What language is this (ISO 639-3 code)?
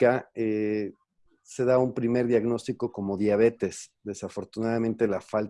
spa